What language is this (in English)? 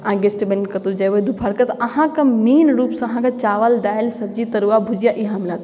Maithili